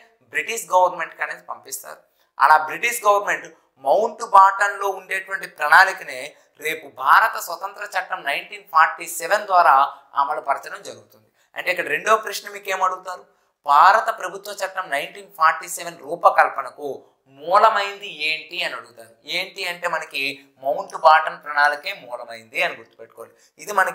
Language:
Hindi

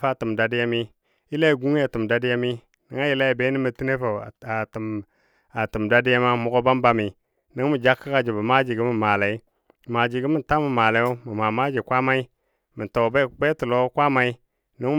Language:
Dadiya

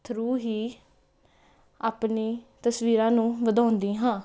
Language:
Punjabi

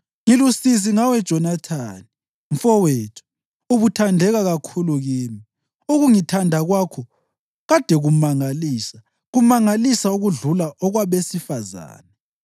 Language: North Ndebele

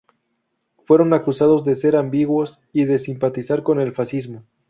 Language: Spanish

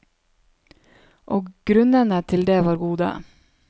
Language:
Norwegian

